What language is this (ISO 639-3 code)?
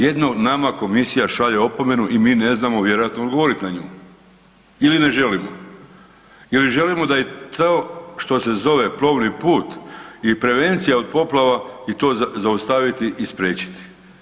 hrv